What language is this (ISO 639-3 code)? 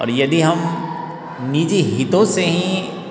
hin